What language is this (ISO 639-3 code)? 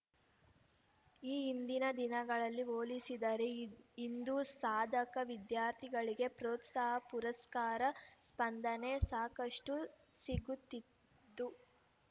kan